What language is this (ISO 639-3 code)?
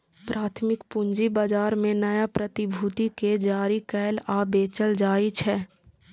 mai